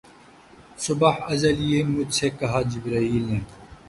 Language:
Urdu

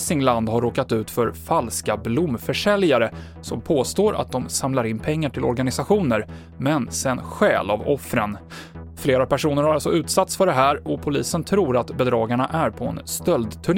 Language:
Swedish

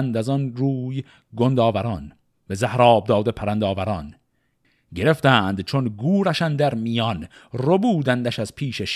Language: Persian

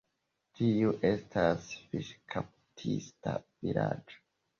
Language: Esperanto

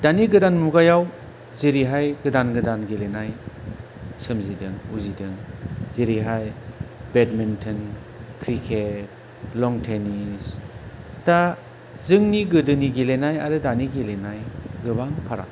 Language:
Bodo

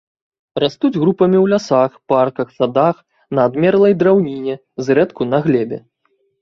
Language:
Belarusian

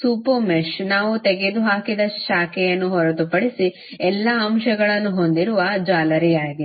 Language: Kannada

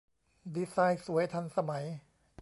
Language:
Thai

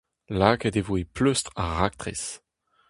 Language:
Breton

